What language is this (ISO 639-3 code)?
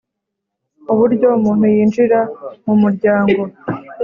kin